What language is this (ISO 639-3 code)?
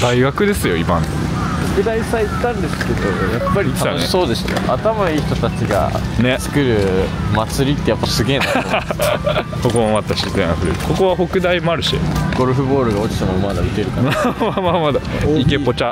jpn